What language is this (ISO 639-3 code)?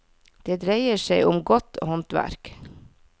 nor